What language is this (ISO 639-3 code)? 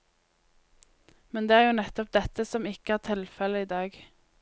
nor